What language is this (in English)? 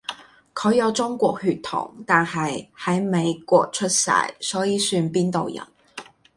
Cantonese